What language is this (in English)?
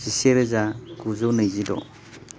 Bodo